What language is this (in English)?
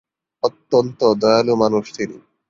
Bangla